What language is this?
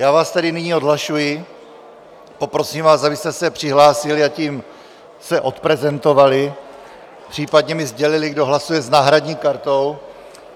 Czech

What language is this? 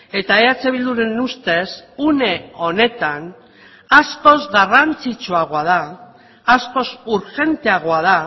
Basque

